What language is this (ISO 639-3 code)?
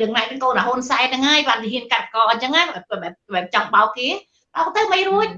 vie